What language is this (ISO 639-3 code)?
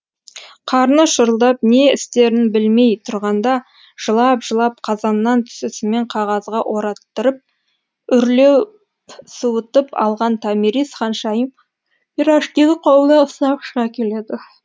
kaz